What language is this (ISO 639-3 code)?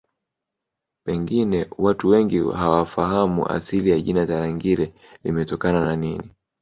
swa